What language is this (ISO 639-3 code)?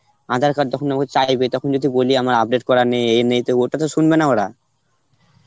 ben